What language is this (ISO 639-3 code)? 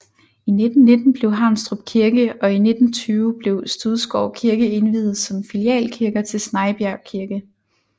dan